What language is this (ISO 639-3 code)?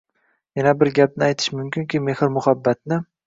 uzb